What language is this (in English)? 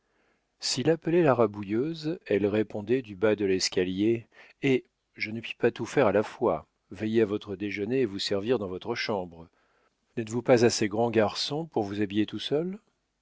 French